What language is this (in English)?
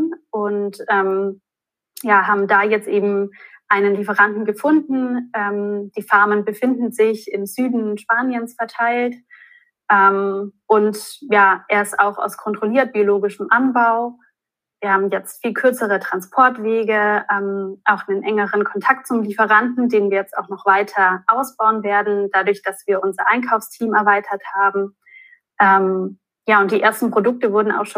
German